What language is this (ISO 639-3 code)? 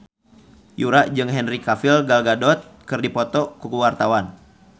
sun